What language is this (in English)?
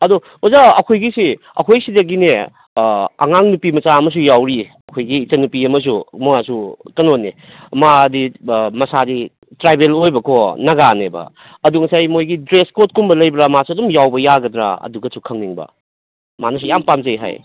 Manipuri